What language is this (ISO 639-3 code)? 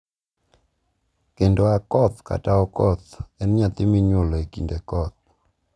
luo